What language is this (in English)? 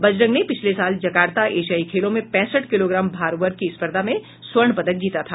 Hindi